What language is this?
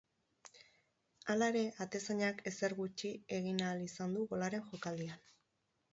Basque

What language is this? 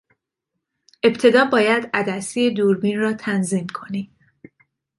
Persian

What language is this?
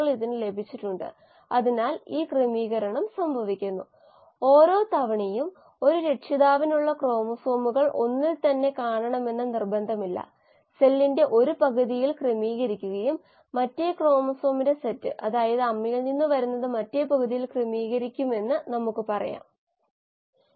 Malayalam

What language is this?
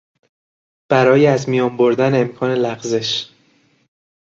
Persian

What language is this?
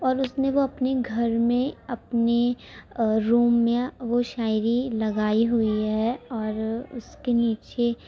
Urdu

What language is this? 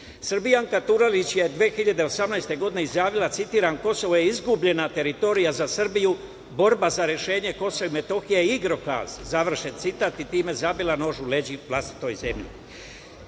Serbian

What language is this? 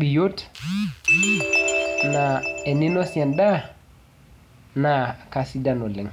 Masai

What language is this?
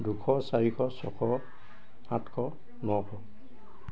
Assamese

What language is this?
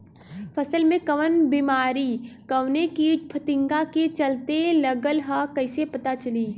Bhojpuri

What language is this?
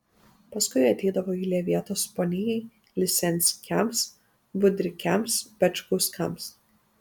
Lithuanian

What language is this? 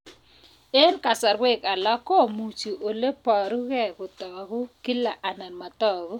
Kalenjin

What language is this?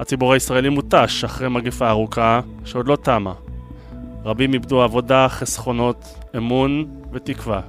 Hebrew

